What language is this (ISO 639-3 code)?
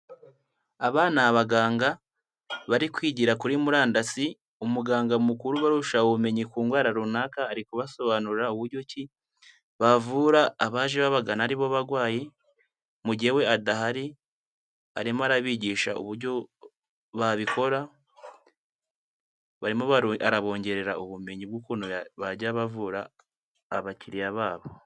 kin